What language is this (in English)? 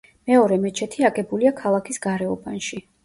Georgian